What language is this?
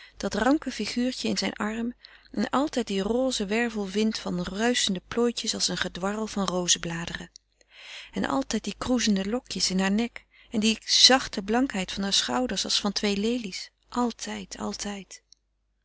Dutch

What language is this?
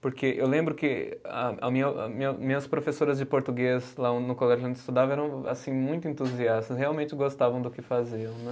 Portuguese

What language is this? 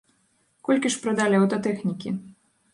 Belarusian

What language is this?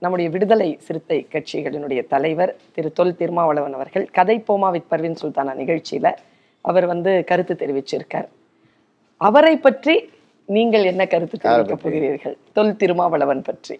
Tamil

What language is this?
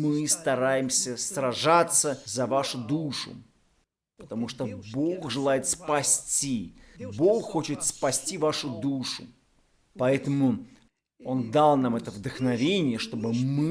Russian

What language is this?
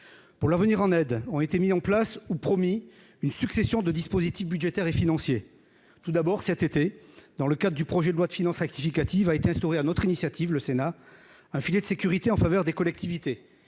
French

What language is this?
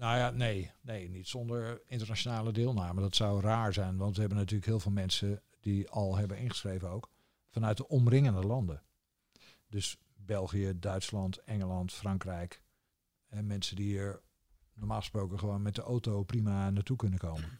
Dutch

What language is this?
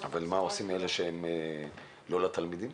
Hebrew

